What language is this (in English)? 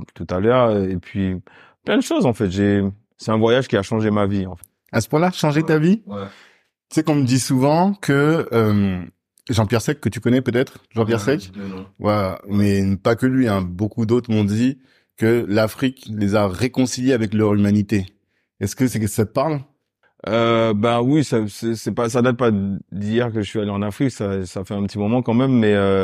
French